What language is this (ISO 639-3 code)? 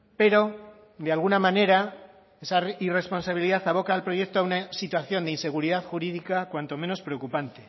spa